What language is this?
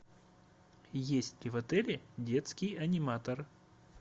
Russian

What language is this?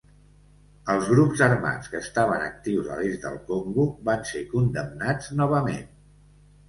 Catalan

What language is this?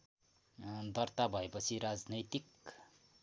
Nepali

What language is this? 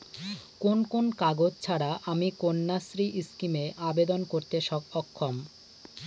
Bangla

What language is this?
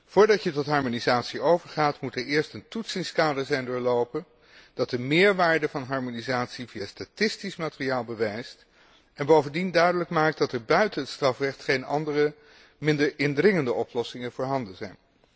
Dutch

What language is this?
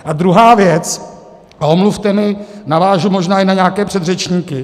Czech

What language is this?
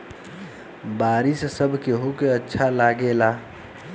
Bhojpuri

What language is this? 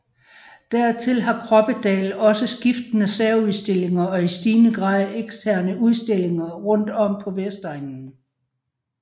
Danish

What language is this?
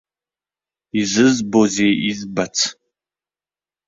Abkhazian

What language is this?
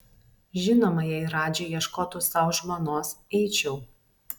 Lithuanian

